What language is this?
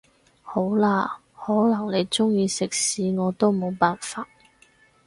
Cantonese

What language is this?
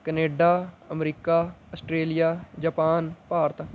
Punjabi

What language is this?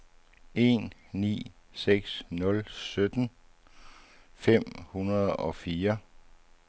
Danish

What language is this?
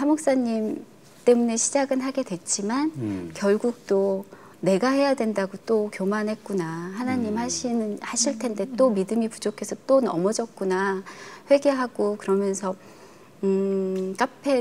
Korean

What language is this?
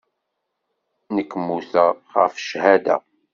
Kabyle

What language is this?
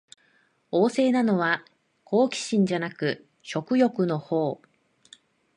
Japanese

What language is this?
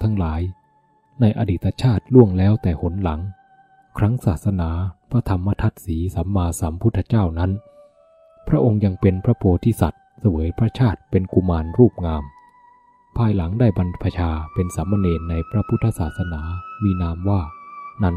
Thai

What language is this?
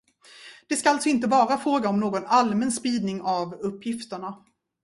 Swedish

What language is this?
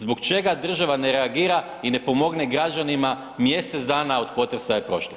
Croatian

